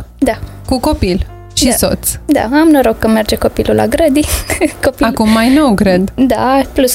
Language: Romanian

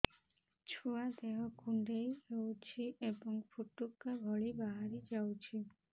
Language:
Odia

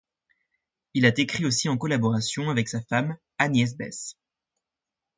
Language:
French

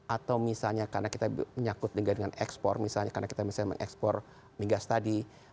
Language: Indonesian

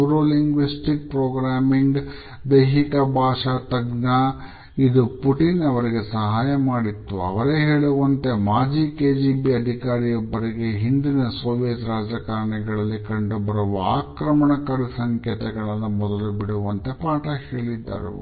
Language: Kannada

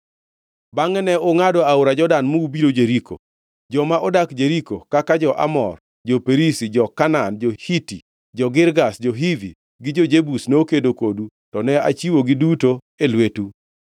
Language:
Luo (Kenya and Tanzania)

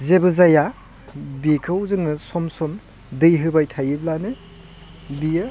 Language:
Bodo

